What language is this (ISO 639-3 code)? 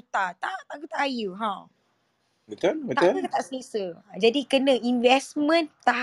msa